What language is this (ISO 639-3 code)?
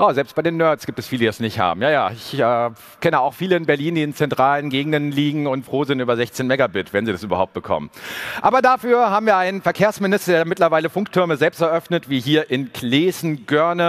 deu